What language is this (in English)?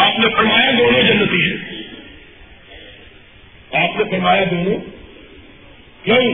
Urdu